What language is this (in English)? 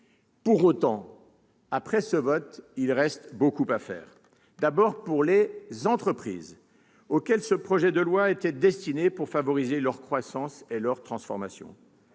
French